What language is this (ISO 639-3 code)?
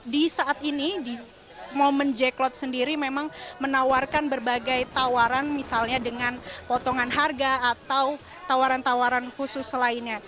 ind